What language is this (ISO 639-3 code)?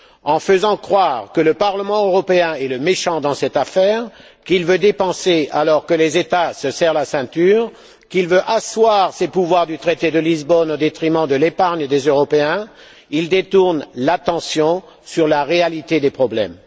fra